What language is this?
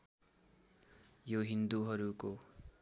Nepali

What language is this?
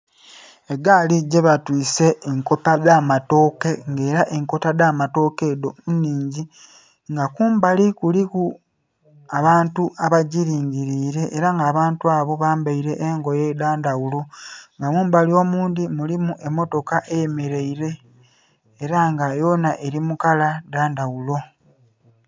Soga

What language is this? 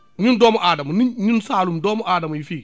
Wolof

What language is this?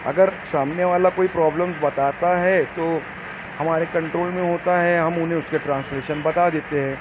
Urdu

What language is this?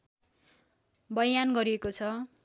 Nepali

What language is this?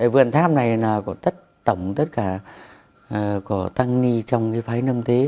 Vietnamese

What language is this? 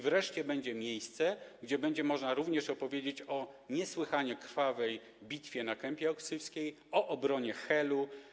Polish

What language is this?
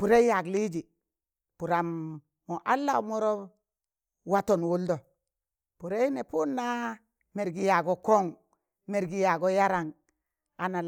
Tangale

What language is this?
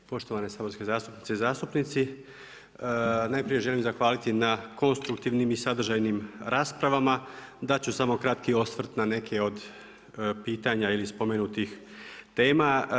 Croatian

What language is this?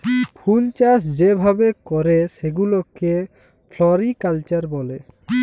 Bangla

